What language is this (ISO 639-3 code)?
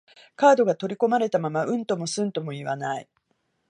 jpn